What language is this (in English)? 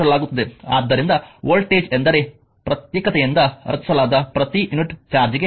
Kannada